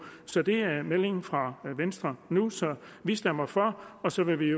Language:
Danish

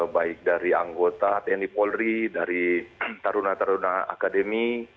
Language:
Indonesian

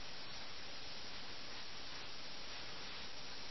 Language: Malayalam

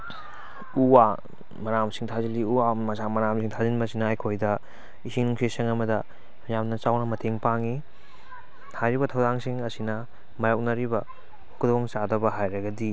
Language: Manipuri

